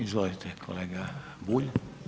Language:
Croatian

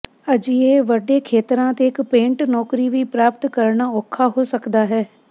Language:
Punjabi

